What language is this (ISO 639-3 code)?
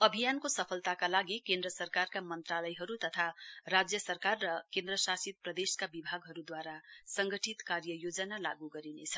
nep